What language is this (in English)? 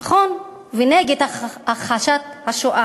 Hebrew